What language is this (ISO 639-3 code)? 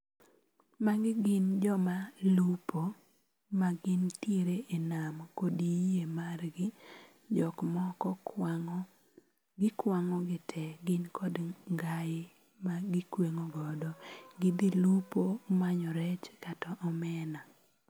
luo